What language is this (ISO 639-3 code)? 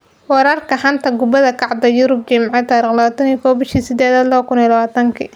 som